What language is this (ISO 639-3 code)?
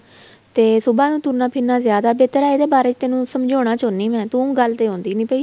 pan